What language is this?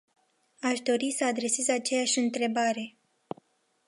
Romanian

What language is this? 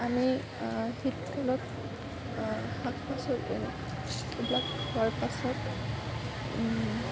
Assamese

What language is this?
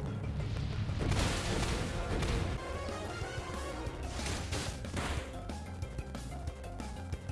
German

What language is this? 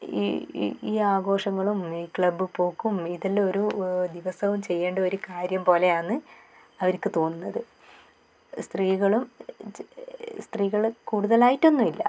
Malayalam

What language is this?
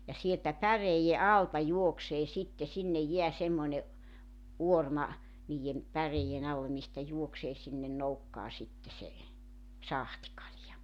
Finnish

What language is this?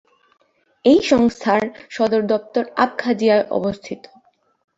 Bangla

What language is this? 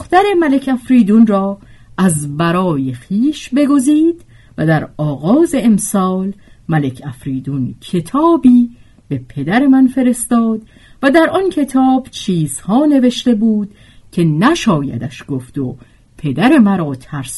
Persian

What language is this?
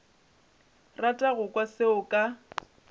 Northern Sotho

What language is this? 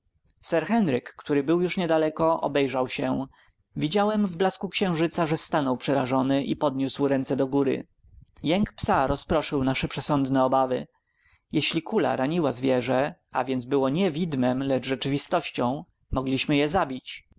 Polish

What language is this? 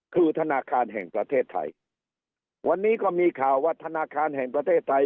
Thai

